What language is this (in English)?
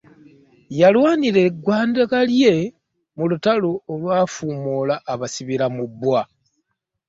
Ganda